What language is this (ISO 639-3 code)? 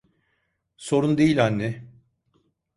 tur